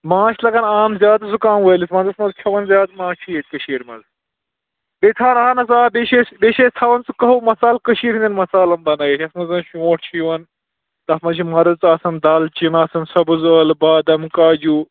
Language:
Kashmiri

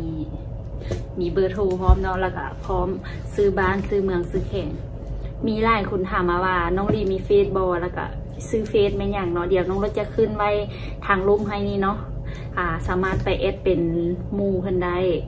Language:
Thai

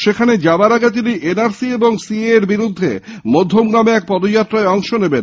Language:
Bangla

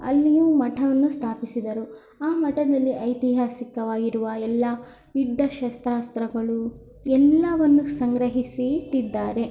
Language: Kannada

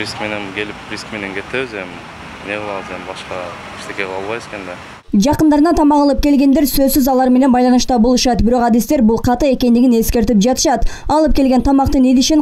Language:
Turkish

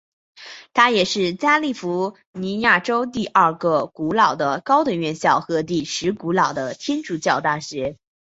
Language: Chinese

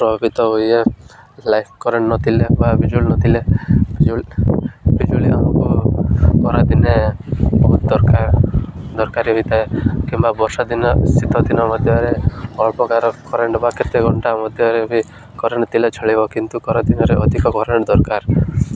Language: Odia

